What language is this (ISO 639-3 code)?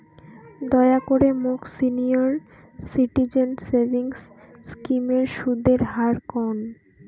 ben